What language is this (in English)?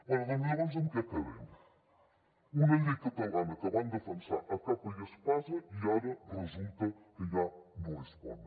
Catalan